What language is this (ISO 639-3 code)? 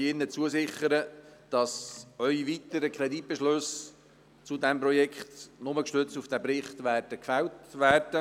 gsw